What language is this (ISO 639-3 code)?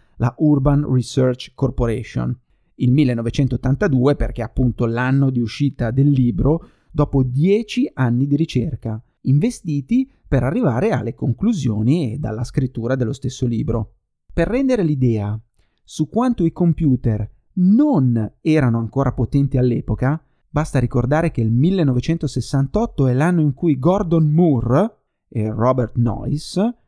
ita